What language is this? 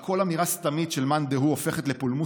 Hebrew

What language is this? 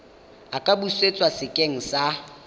Tswana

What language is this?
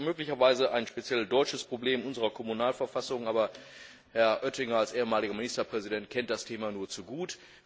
German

